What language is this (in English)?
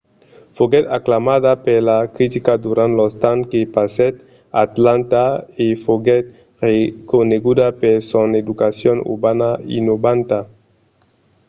Occitan